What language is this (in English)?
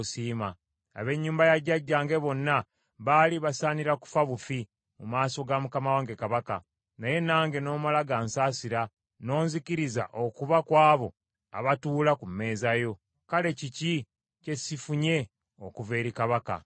Ganda